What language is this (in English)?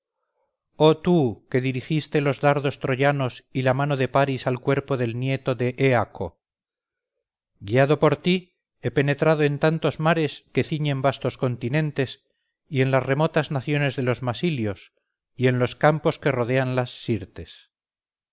Spanish